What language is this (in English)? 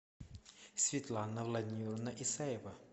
Russian